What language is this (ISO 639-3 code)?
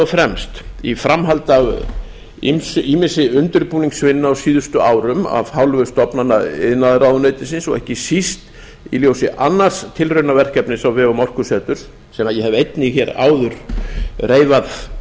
isl